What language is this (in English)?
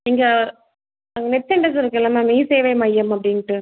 Tamil